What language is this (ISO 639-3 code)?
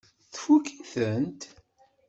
kab